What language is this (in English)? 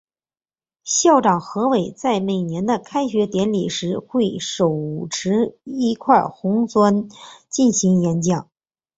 Chinese